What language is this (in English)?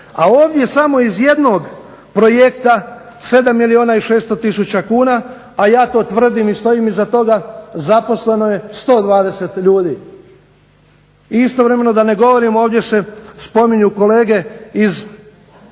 Croatian